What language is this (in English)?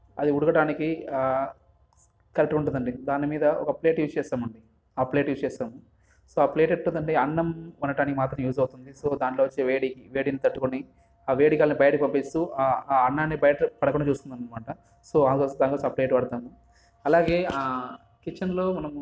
Telugu